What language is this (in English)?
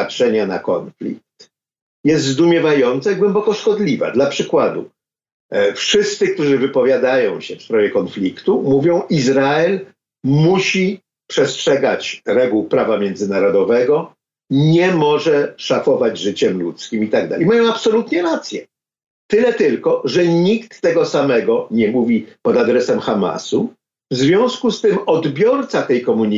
Polish